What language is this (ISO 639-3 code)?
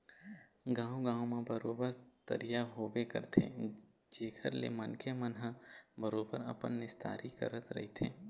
hne